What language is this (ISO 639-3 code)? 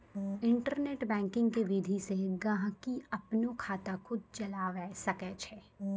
mai